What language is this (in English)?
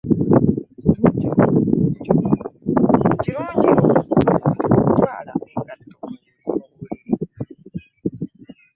Ganda